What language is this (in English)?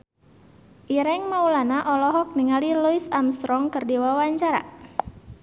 Sundanese